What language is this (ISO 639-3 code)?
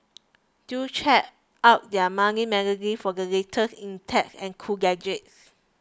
eng